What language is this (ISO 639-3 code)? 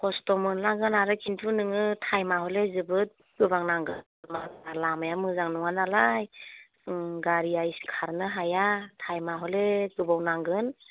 brx